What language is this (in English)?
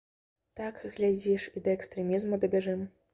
Belarusian